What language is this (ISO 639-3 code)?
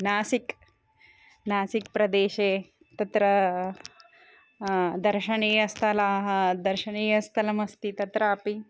san